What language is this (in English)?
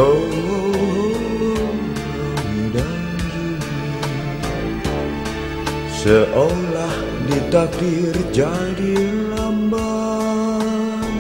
Indonesian